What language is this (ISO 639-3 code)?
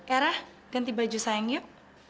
ind